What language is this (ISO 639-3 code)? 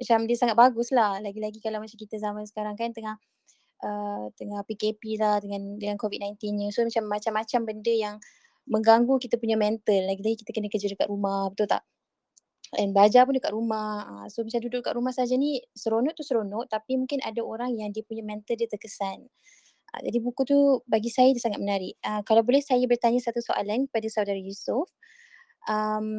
msa